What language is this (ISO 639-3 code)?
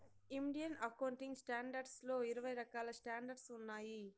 tel